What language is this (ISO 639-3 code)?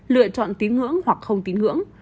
vie